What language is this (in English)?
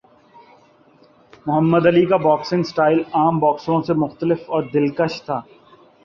Urdu